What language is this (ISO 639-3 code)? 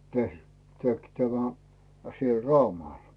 fin